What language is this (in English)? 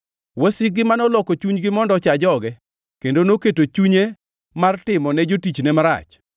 Luo (Kenya and Tanzania)